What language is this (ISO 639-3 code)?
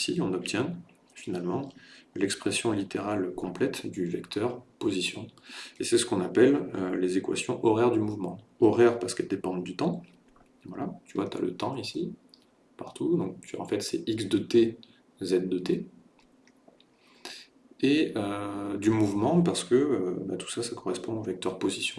fra